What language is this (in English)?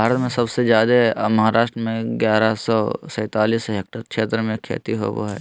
Magahi